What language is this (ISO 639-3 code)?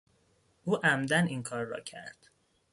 fas